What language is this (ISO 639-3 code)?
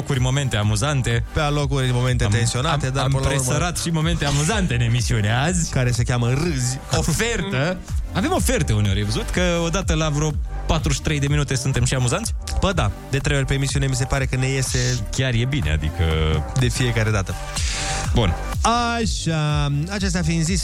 ron